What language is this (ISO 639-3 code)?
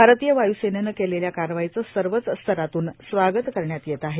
mar